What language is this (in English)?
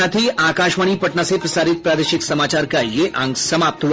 Hindi